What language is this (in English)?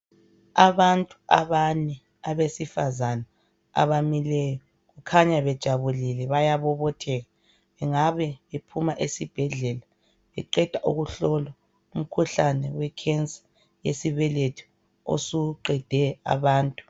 North Ndebele